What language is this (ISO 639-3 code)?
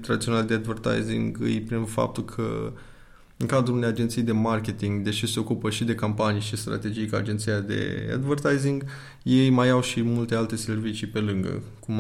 ron